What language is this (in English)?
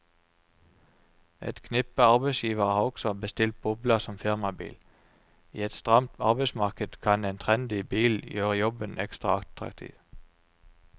Norwegian